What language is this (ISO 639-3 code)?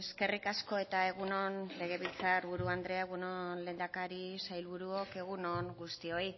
eus